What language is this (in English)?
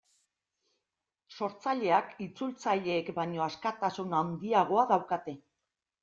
Basque